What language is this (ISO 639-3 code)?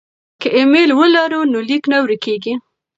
pus